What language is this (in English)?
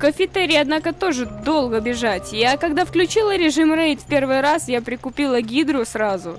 Russian